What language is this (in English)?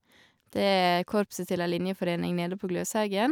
Norwegian